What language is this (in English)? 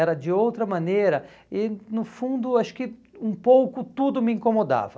Portuguese